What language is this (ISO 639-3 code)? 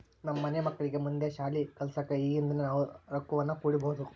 kan